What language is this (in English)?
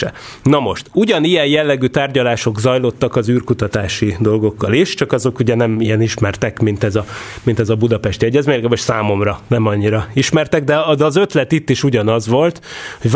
Hungarian